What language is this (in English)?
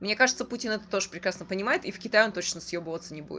Russian